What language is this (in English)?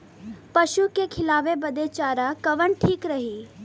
Bhojpuri